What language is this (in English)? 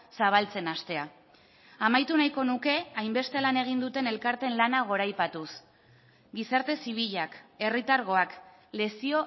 Basque